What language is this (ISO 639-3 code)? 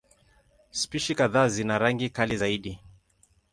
swa